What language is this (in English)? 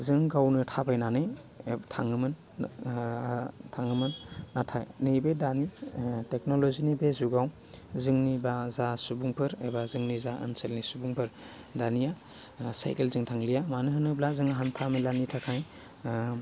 Bodo